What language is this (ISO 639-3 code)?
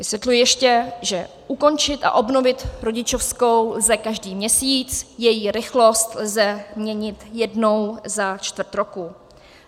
ces